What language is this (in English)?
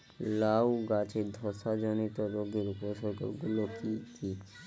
Bangla